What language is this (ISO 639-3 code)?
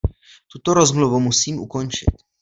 ces